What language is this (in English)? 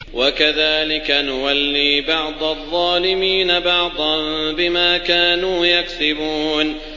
Arabic